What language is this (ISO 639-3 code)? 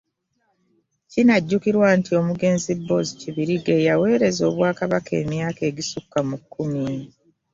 lug